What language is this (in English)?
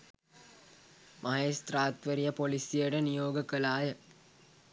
Sinhala